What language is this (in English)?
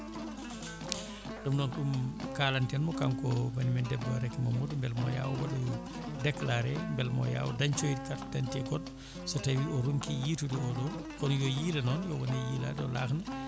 Fula